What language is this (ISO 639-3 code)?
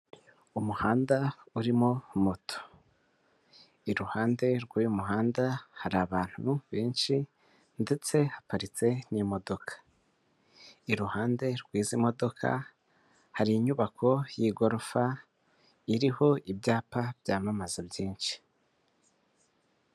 kin